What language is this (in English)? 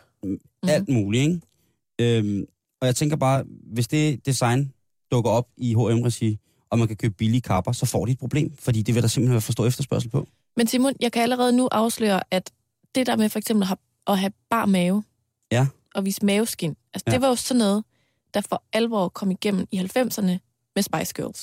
Danish